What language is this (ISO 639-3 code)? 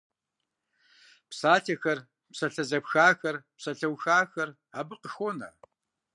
kbd